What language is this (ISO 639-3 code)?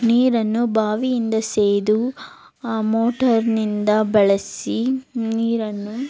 kan